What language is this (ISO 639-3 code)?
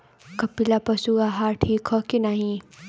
bho